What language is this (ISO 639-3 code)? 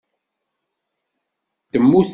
kab